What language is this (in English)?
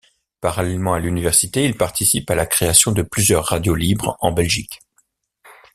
French